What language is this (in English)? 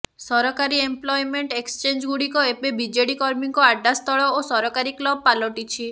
Odia